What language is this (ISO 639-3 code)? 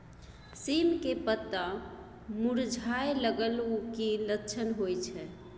mai